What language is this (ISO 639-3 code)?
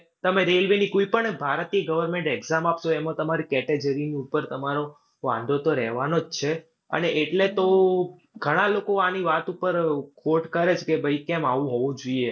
guj